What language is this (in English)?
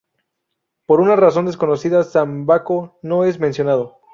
Spanish